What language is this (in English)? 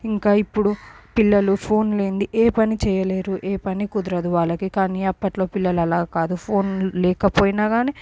Telugu